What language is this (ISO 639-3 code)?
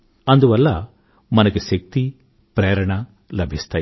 tel